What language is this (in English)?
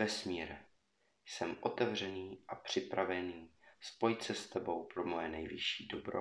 Czech